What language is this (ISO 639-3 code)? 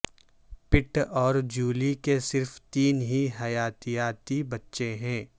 urd